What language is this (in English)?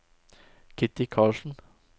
Norwegian